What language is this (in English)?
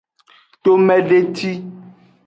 Aja (Benin)